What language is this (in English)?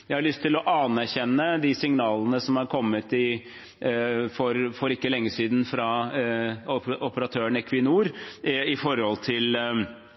Norwegian Bokmål